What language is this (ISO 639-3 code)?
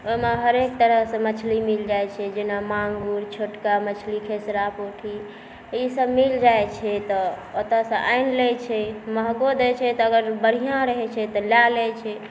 mai